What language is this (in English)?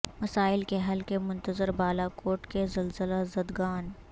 Urdu